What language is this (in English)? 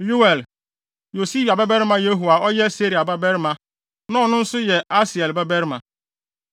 Akan